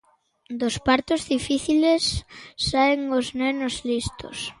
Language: Galician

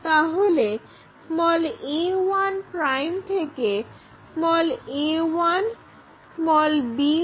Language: Bangla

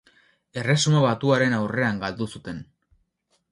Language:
Basque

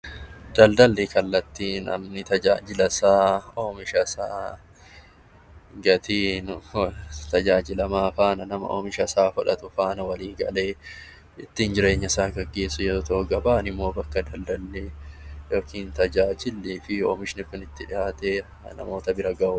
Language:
Oromo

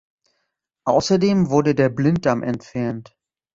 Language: German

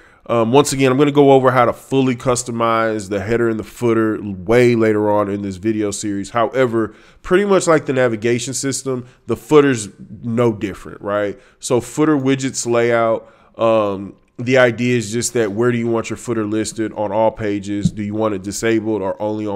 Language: English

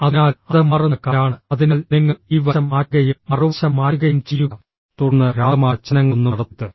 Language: Malayalam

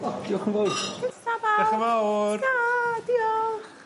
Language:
Welsh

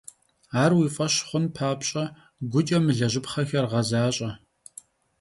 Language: Kabardian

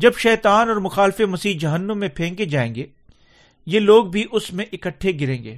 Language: Urdu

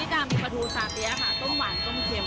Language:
Thai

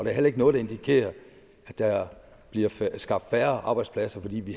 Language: Danish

